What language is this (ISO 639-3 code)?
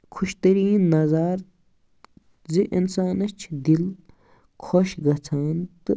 kas